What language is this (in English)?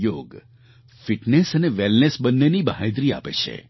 Gujarati